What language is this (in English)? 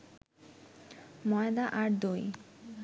Bangla